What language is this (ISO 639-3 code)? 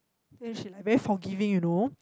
eng